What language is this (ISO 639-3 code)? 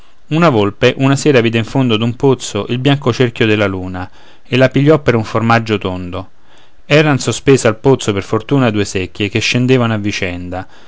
ita